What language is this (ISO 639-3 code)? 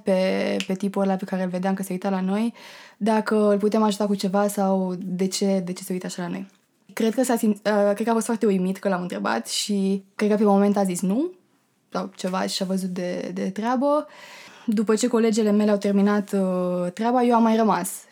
ron